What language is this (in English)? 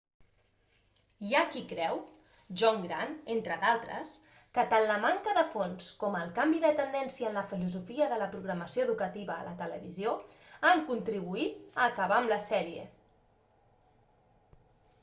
Catalan